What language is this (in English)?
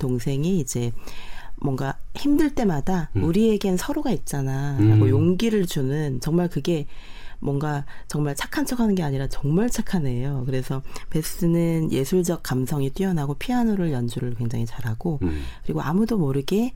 Korean